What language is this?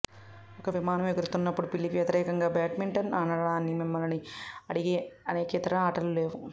Telugu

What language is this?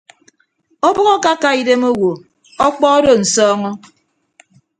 Ibibio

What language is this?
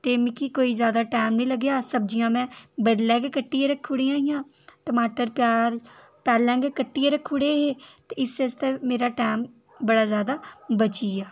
Dogri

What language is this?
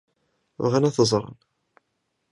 Kabyle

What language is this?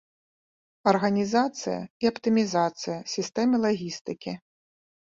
Belarusian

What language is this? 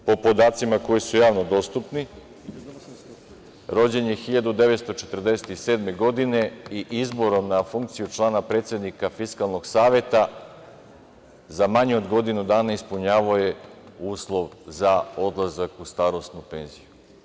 Serbian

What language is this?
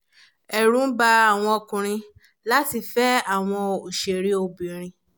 Yoruba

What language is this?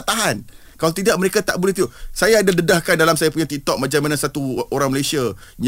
Malay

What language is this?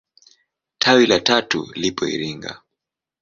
Swahili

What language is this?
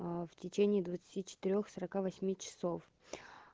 Russian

